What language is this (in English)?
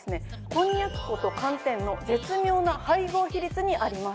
Japanese